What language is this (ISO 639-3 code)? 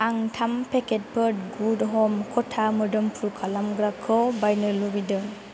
brx